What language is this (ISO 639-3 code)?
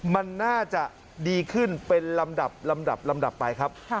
tha